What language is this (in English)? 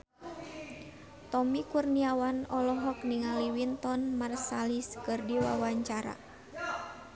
Sundanese